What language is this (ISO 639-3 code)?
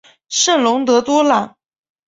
zho